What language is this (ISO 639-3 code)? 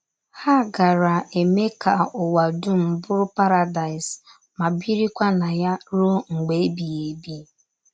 ibo